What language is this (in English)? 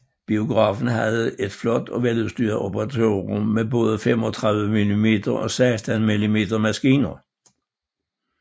Danish